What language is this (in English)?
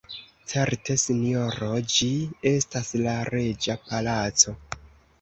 Esperanto